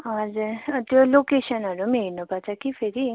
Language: Nepali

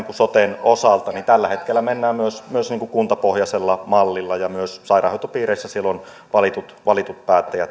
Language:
Finnish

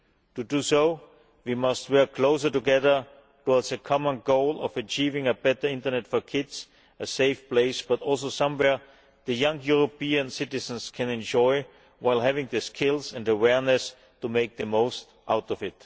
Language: English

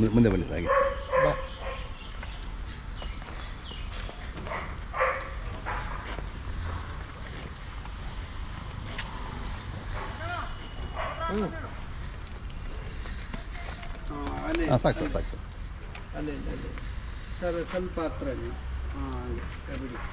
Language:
Arabic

